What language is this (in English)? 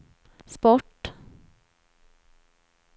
Swedish